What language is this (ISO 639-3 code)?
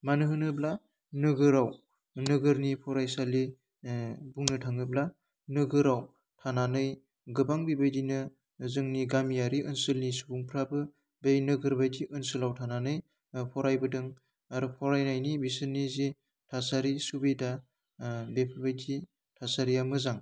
brx